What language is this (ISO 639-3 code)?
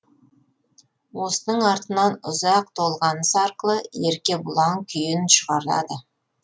kaz